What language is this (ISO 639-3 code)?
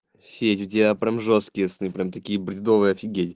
rus